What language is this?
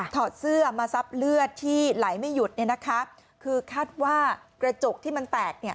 Thai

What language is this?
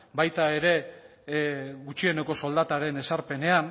Basque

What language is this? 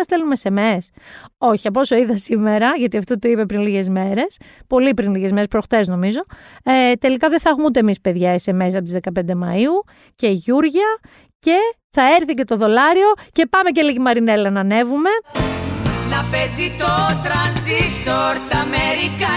Greek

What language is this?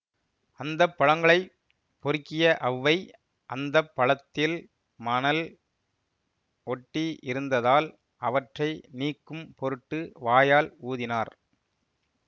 Tamil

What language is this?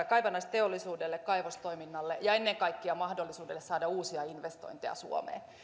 Finnish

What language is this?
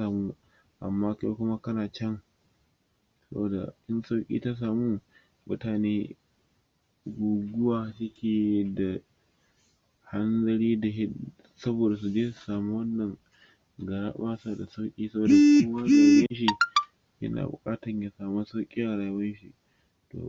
Hausa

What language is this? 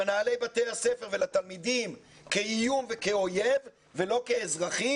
Hebrew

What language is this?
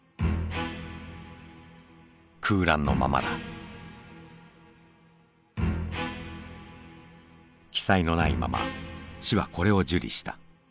Japanese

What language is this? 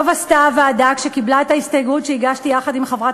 Hebrew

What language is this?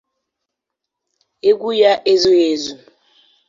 Igbo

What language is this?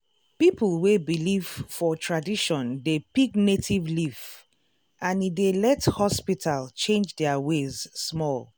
Nigerian Pidgin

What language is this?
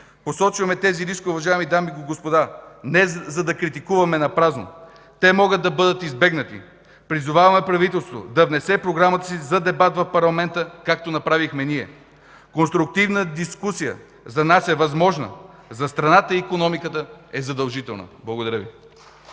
Bulgarian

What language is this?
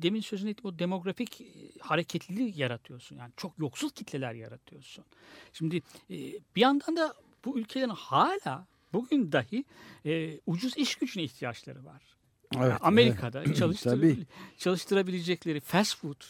Turkish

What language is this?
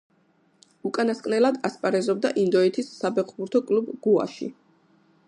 Georgian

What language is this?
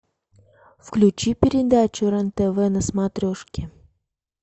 Russian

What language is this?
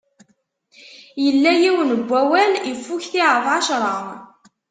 Kabyle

